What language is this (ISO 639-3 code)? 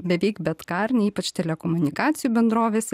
lit